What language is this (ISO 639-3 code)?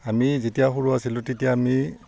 asm